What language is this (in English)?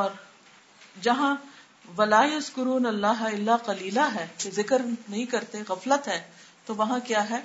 Urdu